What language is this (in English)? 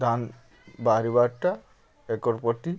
Odia